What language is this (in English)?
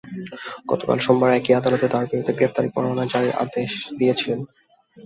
Bangla